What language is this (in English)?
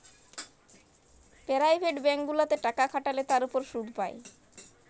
Bangla